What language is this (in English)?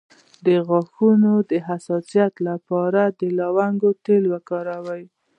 Pashto